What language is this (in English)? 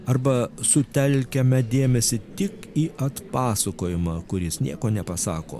Lithuanian